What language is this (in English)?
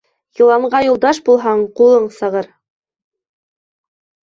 Bashkir